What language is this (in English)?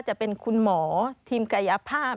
Thai